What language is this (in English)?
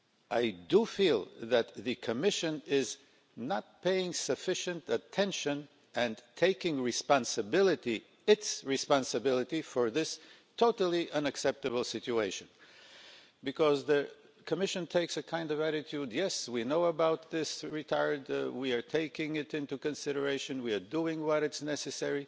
English